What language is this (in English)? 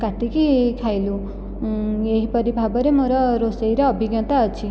Odia